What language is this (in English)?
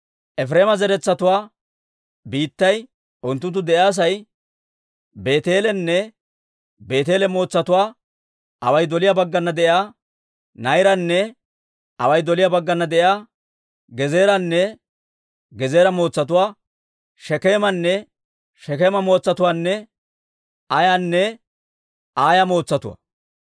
Dawro